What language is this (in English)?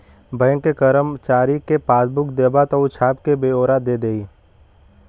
Bhojpuri